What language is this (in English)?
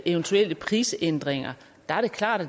Danish